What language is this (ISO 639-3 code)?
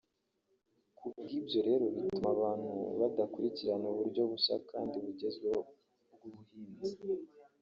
kin